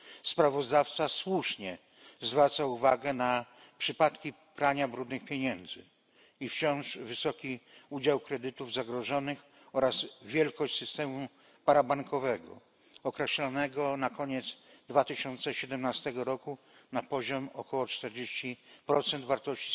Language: Polish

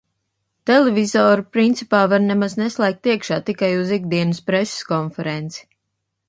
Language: Latvian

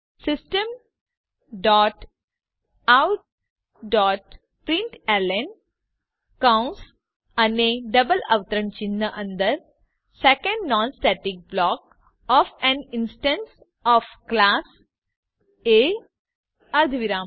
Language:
Gujarati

